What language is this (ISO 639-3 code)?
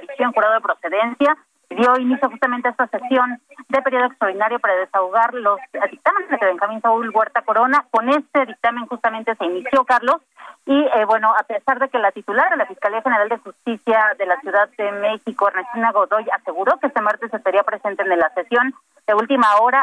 spa